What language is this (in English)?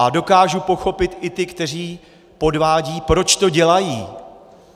Czech